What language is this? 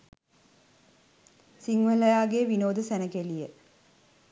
Sinhala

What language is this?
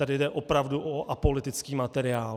Czech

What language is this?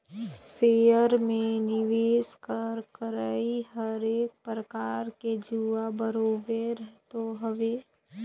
Chhattisgarhi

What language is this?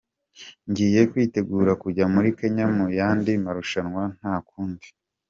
Kinyarwanda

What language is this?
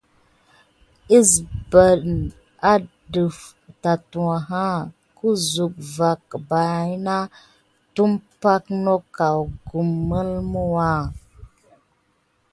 Gidar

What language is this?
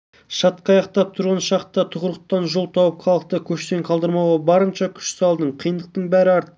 Kazakh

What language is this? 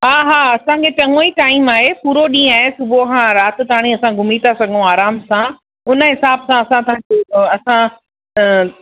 Sindhi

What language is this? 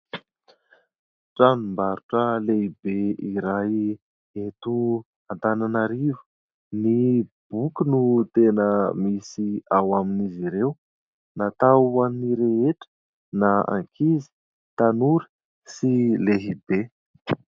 Malagasy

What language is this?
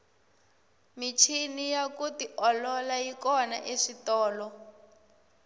Tsonga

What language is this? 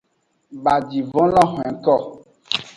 Aja (Benin)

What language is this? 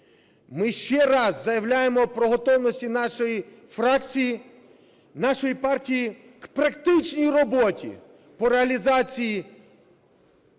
Ukrainian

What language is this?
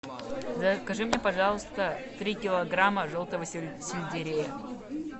Russian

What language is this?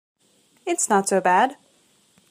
English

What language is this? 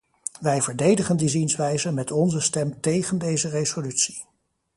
Dutch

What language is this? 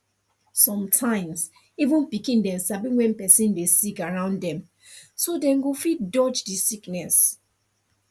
Nigerian Pidgin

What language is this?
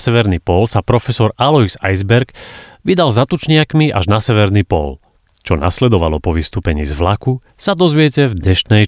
Slovak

